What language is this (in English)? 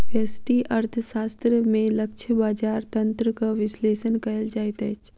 Maithili